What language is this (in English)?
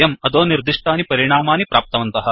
Sanskrit